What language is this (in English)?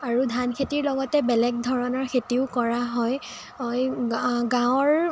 Assamese